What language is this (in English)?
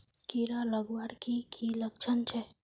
Magahi